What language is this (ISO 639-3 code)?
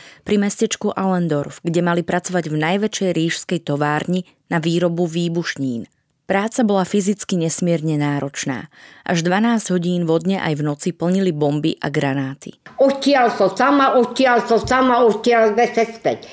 slk